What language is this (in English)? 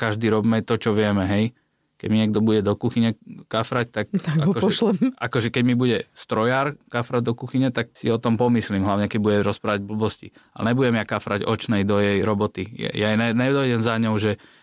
Slovak